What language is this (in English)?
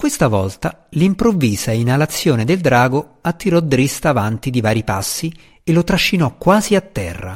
Italian